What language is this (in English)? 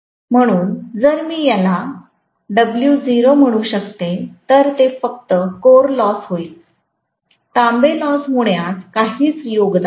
Marathi